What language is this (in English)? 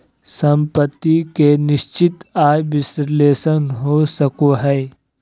Magahi